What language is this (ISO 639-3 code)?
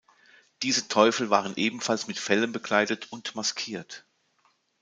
deu